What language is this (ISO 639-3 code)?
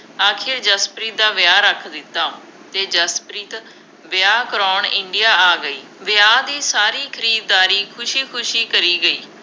pan